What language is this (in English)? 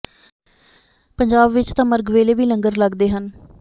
Punjabi